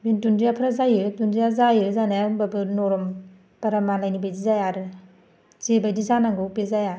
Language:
Bodo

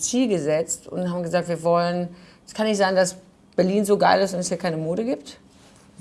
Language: German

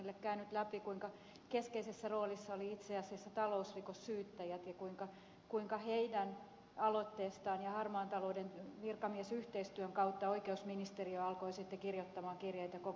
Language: Finnish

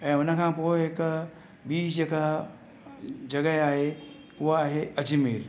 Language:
Sindhi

